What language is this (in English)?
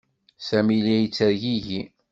Kabyle